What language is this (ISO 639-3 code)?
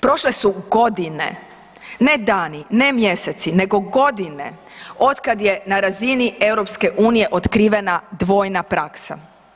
hrv